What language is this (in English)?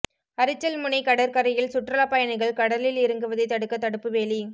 Tamil